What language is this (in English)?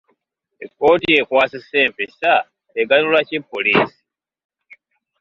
Ganda